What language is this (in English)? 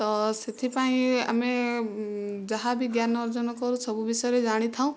Odia